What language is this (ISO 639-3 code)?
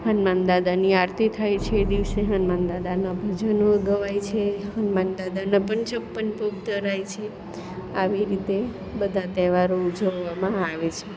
guj